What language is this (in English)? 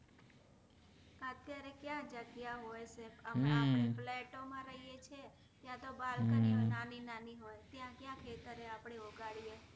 Gujarati